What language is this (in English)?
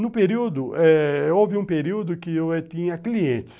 Portuguese